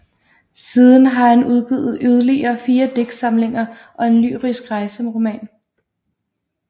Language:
Danish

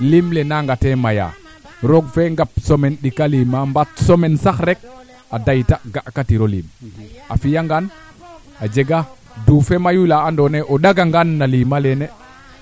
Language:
Serer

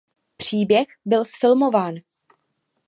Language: Czech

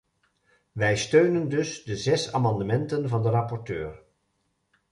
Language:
Dutch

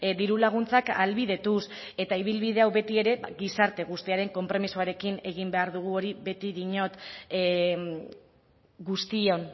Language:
Basque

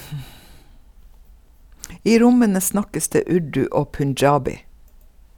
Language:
Norwegian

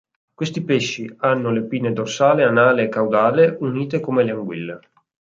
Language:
Italian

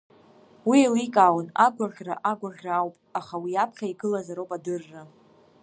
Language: Abkhazian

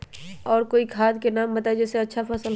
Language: Magahi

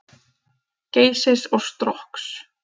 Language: Icelandic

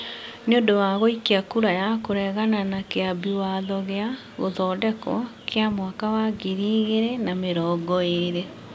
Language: Kikuyu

